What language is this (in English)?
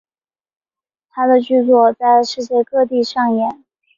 Chinese